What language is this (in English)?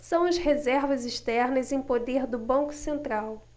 Portuguese